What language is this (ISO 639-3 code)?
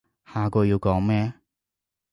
yue